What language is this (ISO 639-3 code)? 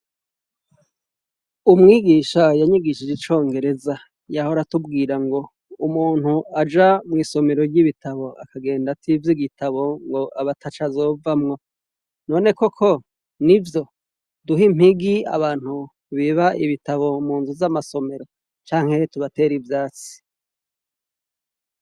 run